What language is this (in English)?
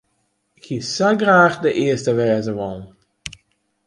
Western Frisian